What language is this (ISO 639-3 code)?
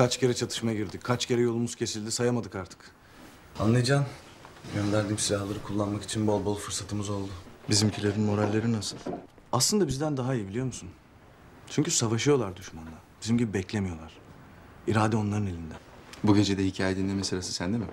tur